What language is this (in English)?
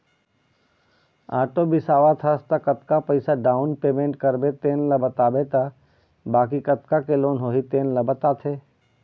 Chhattisgarhi